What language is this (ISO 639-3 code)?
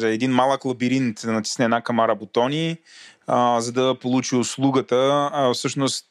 bul